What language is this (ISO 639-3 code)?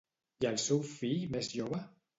cat